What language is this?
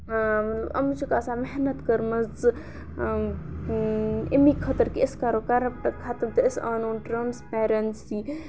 Kashmiri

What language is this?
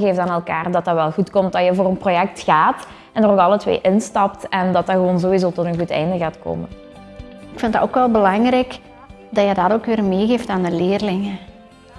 Dutch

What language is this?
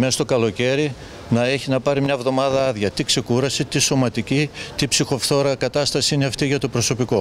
Greek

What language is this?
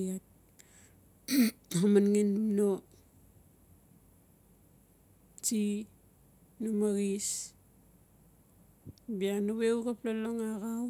Notsi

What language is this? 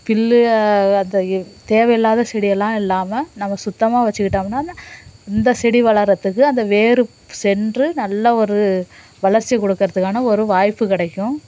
Tamil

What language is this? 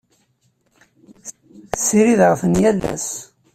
Kabyle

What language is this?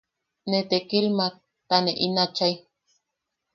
Yaqui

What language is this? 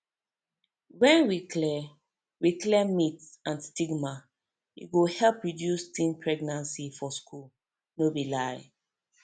Nigerian Pidgin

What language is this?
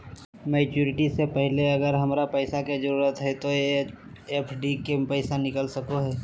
Magahi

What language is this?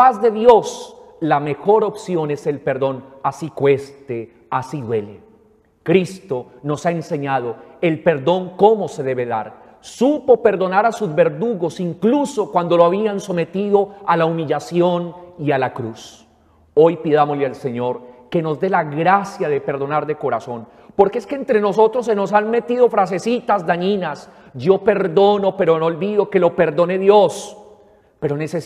Spanish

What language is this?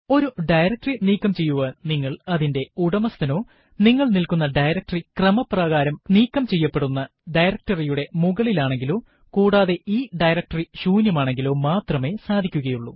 Malayalam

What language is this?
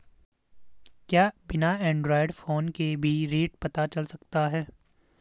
Hindi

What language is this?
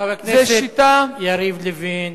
Hebrew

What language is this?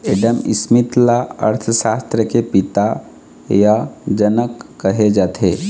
Chhattisgarhi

